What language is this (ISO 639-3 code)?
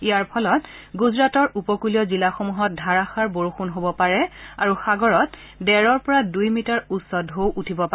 asm